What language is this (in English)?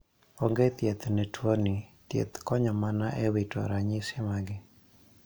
Luo (Kenya and Tanzania)